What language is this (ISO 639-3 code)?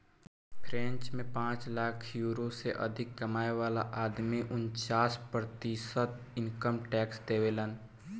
bho